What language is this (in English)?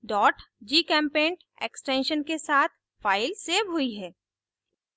Hindi